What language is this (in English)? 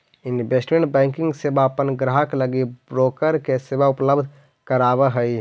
Magahi